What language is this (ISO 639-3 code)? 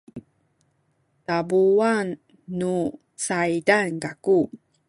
szy